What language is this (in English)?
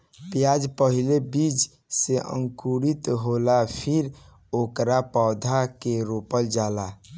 Bhojpuri